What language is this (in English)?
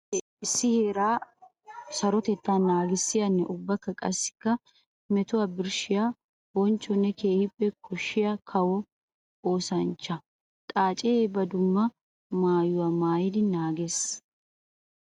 Wolaytta